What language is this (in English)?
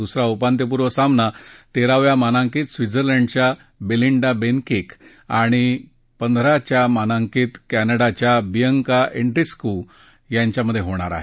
Marathi